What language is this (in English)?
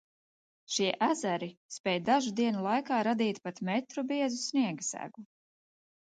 Latvian